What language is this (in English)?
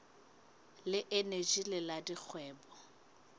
Southern Sotho